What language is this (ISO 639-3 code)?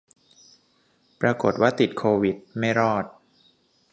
tha